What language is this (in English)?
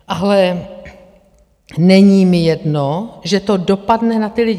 Czech